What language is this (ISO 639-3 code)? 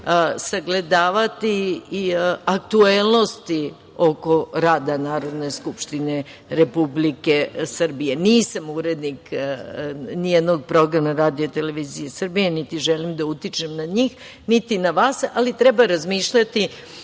srp